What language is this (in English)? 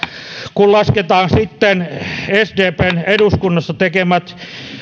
Finnish